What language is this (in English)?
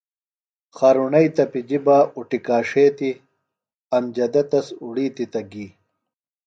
Phalura